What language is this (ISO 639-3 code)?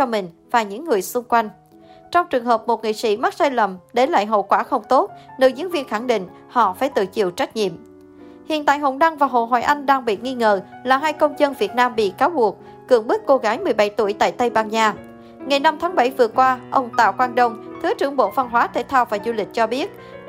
vie